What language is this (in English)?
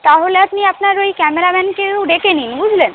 Bangla